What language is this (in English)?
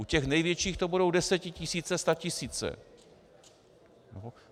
Czech